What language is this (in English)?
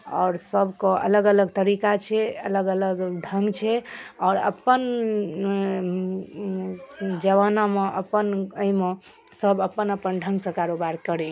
Maithili